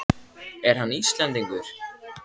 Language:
Icelandic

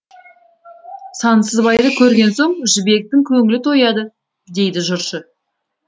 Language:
Kazakh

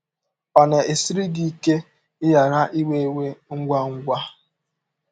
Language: Igbo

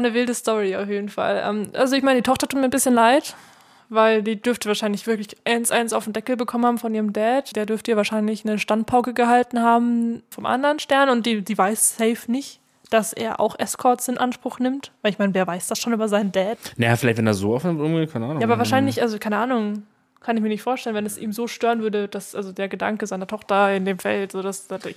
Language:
German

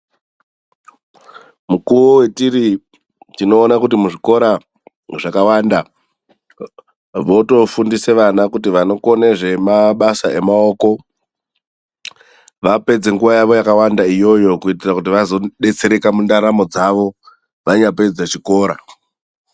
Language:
Ndau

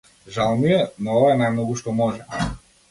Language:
Macedonian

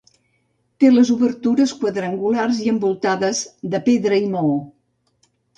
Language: Catalan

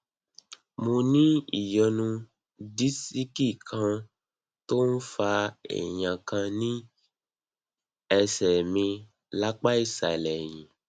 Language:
Yoruba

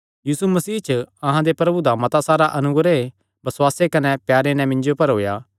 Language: Kangri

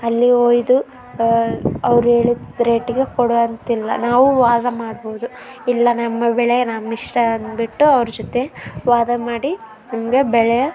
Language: Kannada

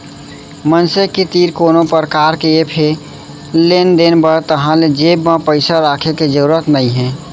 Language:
Chhattisgarhi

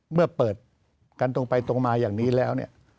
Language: Thai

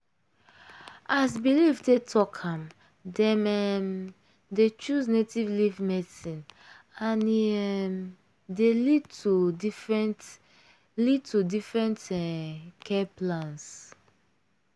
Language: Nigerian Pidgin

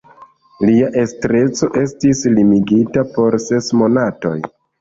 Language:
Esperanto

